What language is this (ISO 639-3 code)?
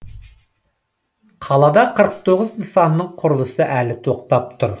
kaz